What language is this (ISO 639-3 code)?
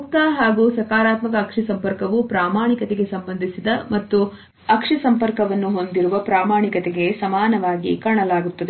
kan